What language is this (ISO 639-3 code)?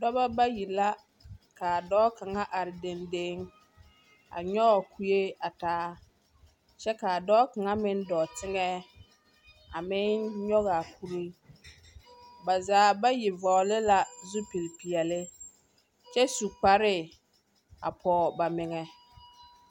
dga